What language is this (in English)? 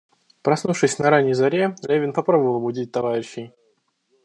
Russian